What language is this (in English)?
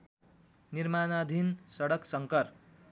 Nepali